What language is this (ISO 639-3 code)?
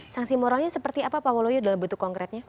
ind